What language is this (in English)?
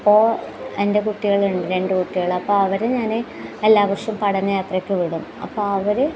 Malayalam